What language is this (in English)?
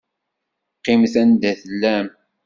Kabyle